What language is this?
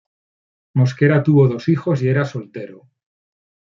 Spanish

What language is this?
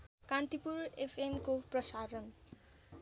Nepali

